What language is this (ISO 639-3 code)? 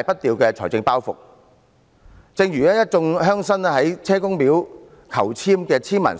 yue